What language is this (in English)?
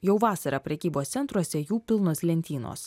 Lithuanian